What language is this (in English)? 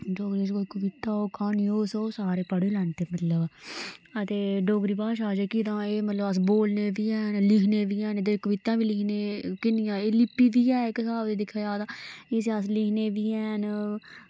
Dogri